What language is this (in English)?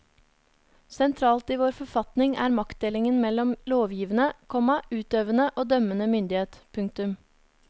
Norwegian